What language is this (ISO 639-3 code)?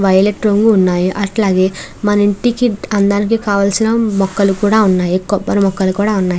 tel